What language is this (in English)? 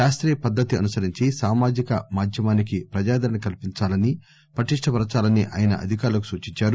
Telugu